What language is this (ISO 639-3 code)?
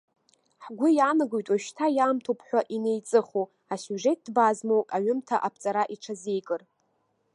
abk